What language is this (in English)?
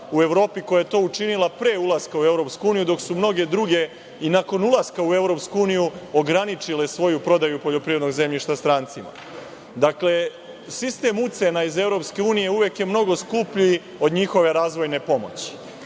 Serbian